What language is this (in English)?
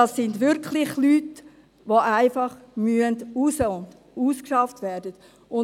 Swiss German